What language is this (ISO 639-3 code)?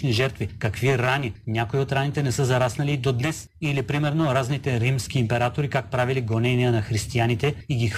bul